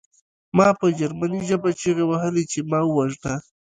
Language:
Pashto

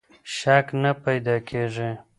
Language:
Pashto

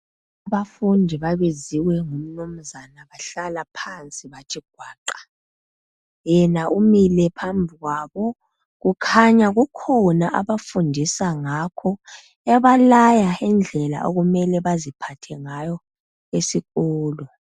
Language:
North Ndebele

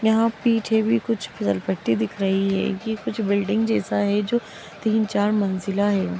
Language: Magahi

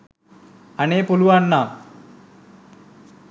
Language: Sinhala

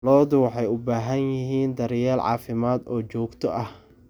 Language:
Somali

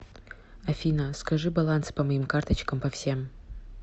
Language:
Russian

